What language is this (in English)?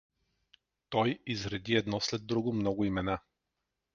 Bulgarian